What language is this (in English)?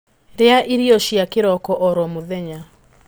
Kikuyu